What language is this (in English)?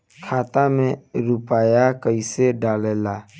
Bhojpuri